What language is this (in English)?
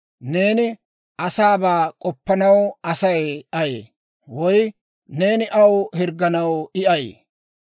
Dawro